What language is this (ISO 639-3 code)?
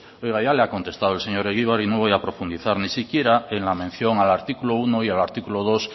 spa